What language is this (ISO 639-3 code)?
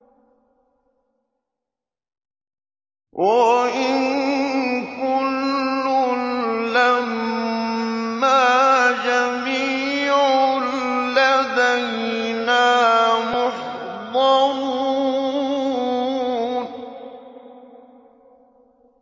ara